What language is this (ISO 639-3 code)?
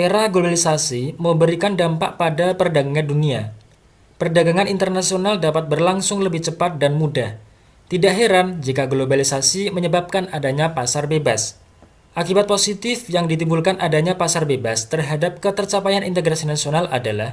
ind